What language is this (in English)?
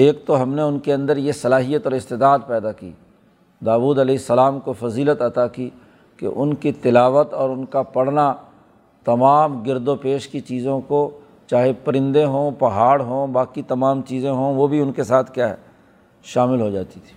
Urdu